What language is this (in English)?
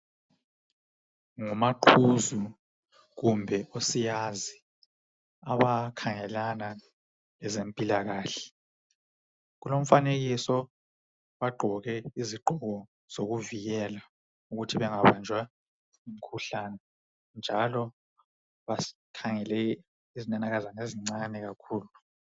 North Ndebele